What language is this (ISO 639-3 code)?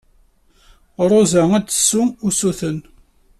kab